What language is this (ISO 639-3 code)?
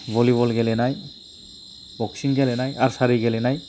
brx